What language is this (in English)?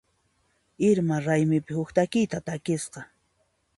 Puno Quechua